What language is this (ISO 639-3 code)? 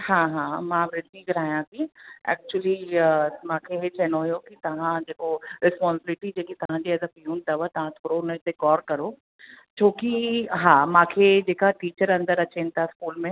snd